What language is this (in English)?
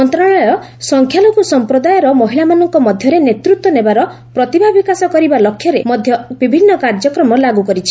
Odia